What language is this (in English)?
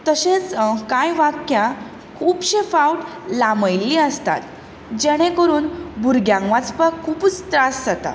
Konkani